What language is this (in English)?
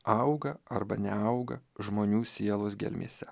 Lithuanian